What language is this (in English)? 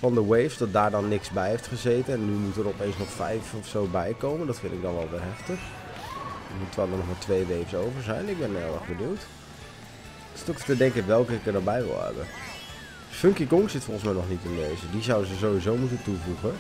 Dutch